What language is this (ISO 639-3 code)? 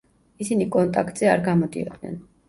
kat